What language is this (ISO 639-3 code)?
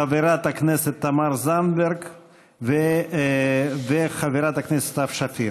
heb